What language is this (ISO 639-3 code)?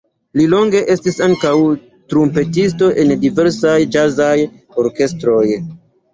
epo